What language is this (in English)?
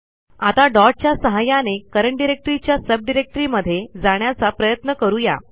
Marathi